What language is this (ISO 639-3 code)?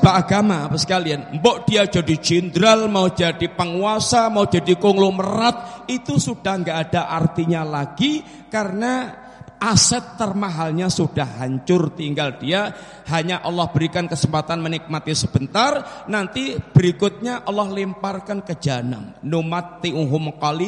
ind